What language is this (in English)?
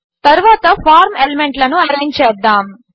Telugu